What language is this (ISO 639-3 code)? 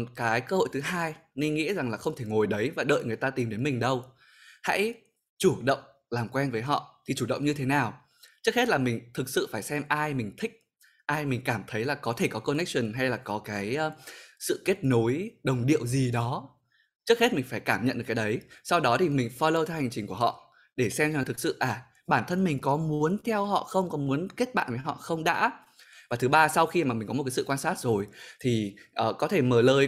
vie